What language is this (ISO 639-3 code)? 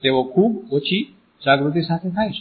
guj